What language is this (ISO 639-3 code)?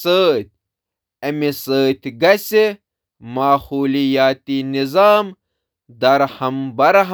kas